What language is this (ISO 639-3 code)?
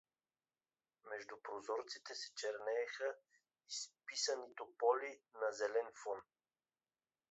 bul